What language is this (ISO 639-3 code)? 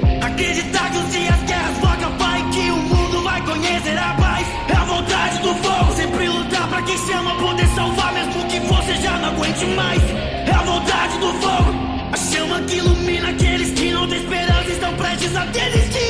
por